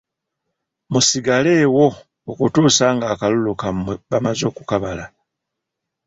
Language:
Ganda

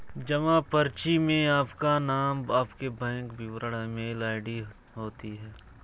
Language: Hindi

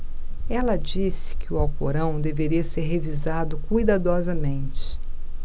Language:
Portuguese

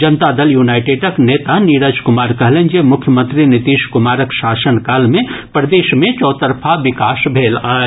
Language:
Maithili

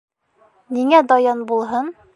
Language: Bashkir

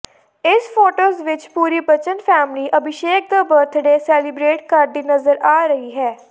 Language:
Punjabi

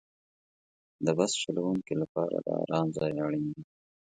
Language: Pashto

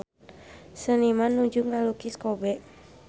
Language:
Sundanese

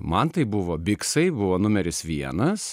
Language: Lithuanian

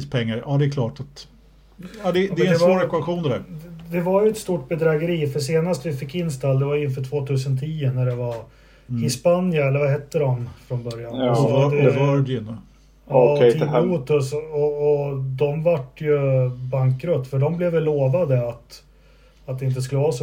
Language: Swedish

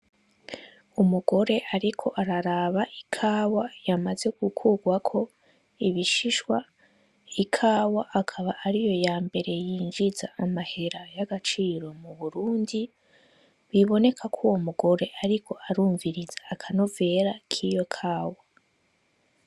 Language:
Rundi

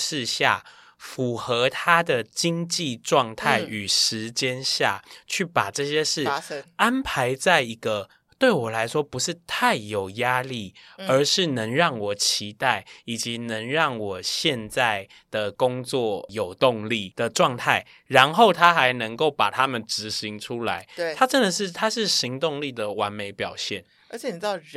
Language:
Chinese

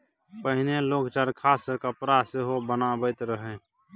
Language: Maithili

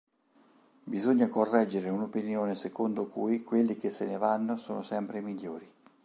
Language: Italian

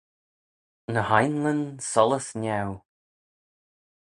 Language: Manx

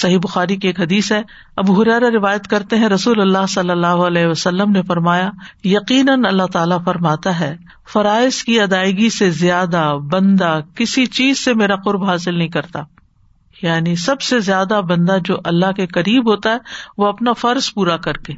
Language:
Urdu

